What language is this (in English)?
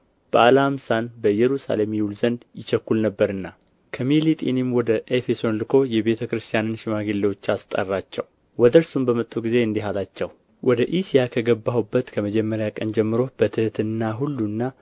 Amharic